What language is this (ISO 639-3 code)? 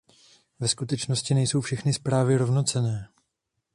ces